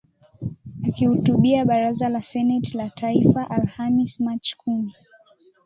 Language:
Swahili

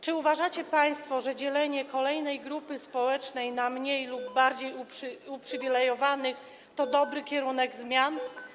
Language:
Polish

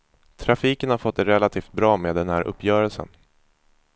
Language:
Swedish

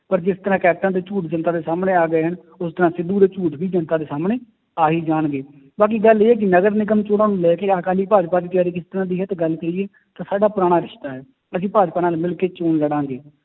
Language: Punjabi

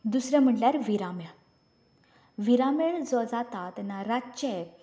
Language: Konkani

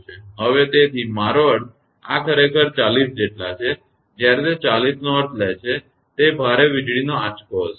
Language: Gujarati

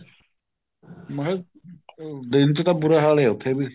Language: Punjabi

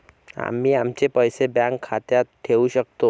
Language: Marathi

